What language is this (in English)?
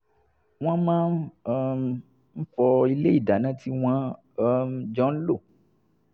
Yoruba